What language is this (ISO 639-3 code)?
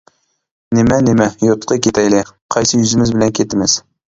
uig